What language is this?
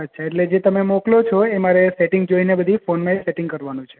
Gujarati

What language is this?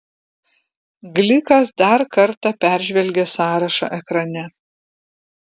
Lithuanian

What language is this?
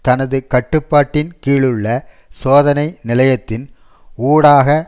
Tamil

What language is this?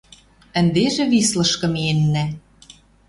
Western Mari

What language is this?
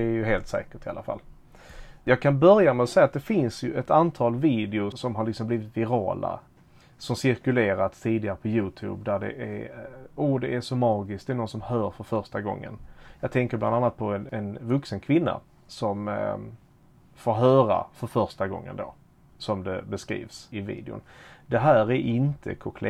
Swedish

